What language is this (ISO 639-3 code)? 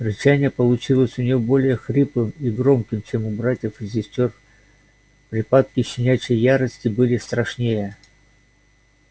rus